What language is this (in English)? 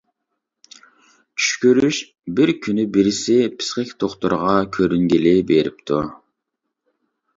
Uyghur